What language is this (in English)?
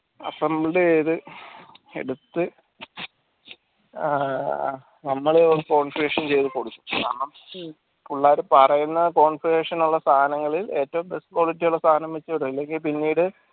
Malayalam